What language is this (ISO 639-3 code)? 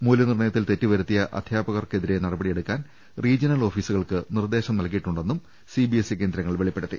mal